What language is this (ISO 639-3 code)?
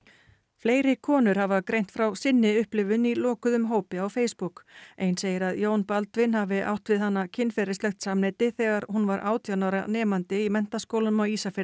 isl